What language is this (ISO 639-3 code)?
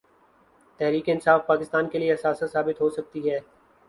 urd